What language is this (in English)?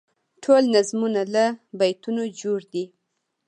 Pashto